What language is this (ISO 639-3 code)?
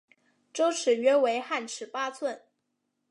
zho